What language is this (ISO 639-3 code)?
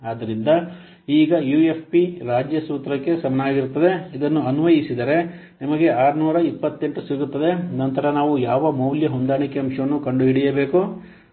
kan